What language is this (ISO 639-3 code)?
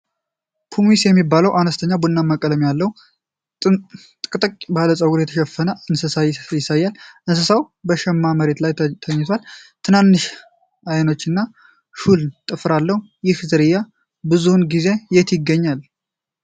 amh